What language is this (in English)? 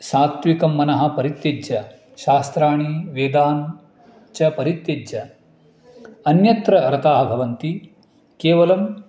Sanskrit